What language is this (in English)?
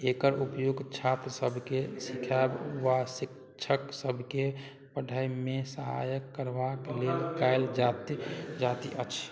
Maithili